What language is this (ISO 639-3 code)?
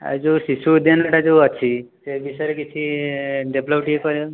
ori